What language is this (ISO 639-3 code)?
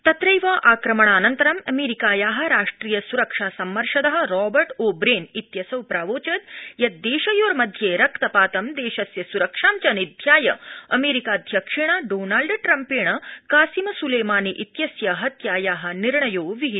san